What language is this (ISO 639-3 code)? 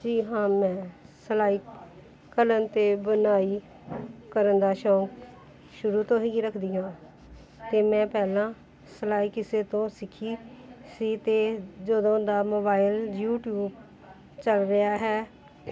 pan